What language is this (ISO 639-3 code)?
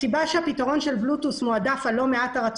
heb